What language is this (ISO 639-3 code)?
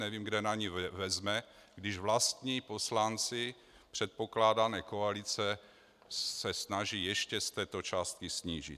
ces